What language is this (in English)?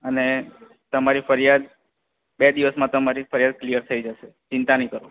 Gujarati